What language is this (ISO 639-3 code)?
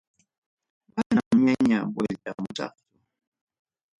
quy